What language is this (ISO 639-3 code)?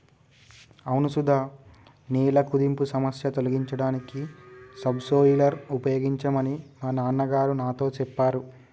tel